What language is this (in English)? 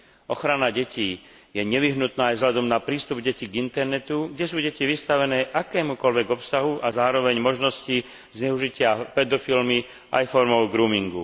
Slovak